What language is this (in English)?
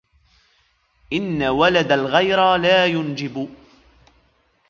Arabic